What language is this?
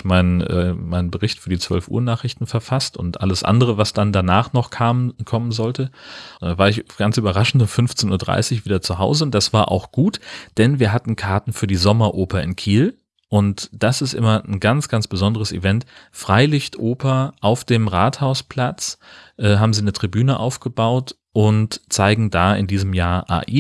German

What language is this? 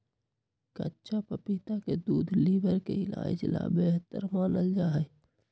Magahi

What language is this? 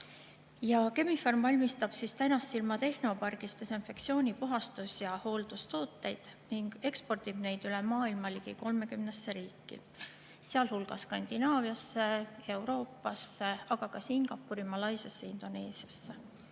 Estonian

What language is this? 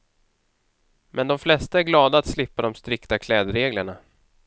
Swedish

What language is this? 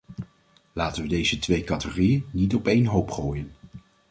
Dutch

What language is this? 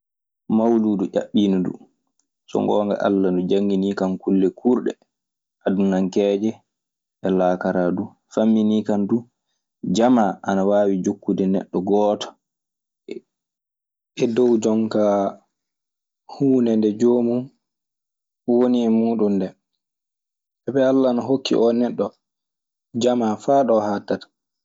Maasina Fulfulde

